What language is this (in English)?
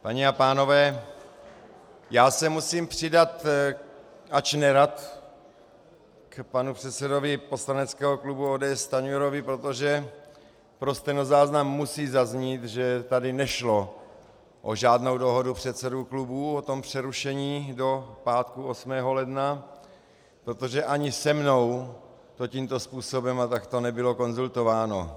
Czech